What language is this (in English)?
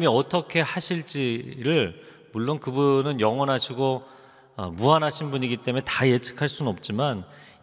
Korean